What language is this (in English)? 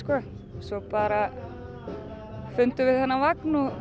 Icelandic